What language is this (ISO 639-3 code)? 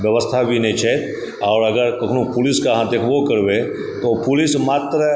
mai